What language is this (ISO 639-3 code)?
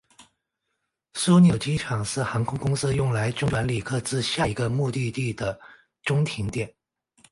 zho